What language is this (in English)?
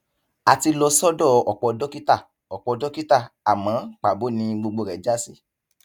Yoruba